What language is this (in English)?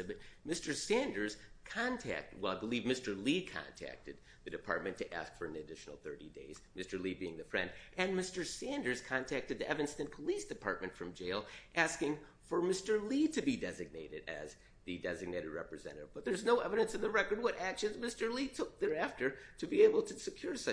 English